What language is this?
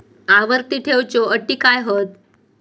Marathi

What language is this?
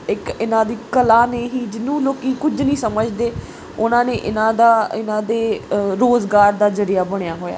Punjabi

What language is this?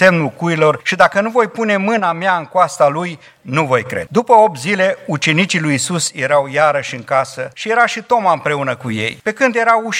Romanian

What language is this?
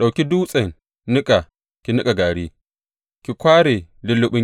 Hausa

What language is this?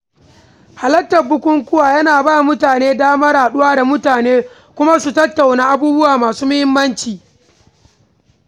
Hausa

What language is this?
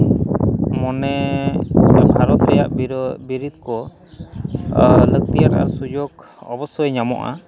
Santali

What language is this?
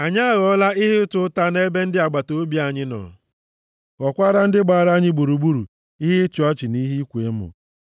Igbo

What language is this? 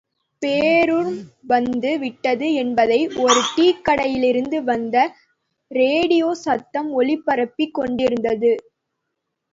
Tamil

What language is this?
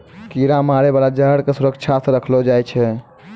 Maithili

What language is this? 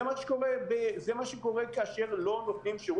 Hebrew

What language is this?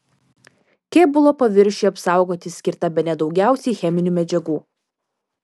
Lithuanian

